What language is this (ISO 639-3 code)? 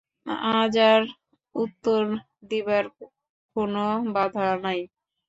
ben